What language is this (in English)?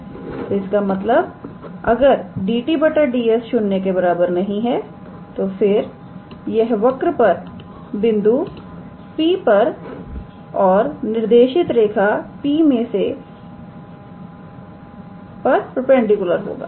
Hindi